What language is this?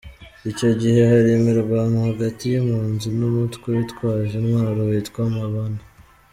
Kinyarwanda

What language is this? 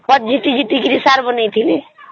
Odia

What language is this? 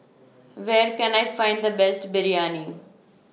English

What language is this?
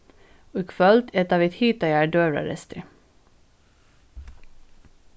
Faroese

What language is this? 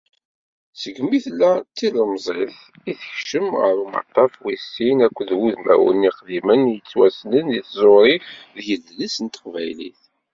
Kabyle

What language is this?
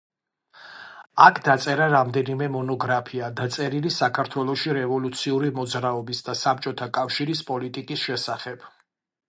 Georgian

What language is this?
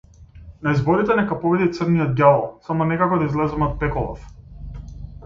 Macedonian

